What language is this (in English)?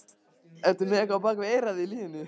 Icelandic